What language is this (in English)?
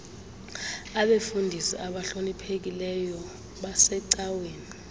Xhosa